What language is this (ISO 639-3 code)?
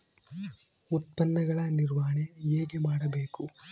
kan